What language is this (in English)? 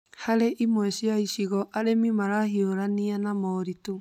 Kikuyu